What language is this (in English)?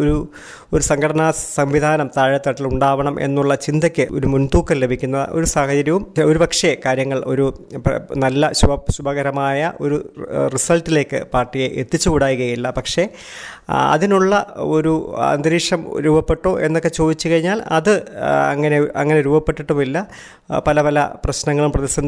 Malayalam